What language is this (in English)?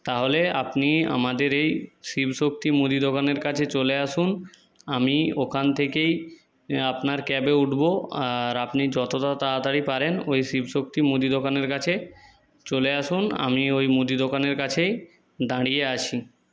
Bangla